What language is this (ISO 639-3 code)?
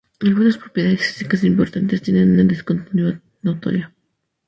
spa